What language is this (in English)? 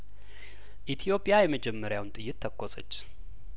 Amharic